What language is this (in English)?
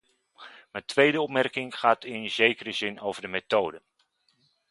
Dutch